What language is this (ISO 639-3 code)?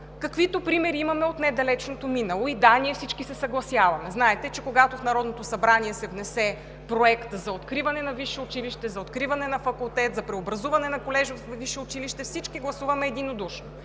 bul